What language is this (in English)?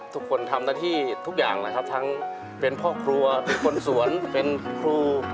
Thai